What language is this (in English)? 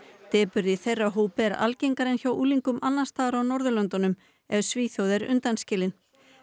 Icelandic